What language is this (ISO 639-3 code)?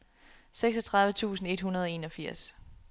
dan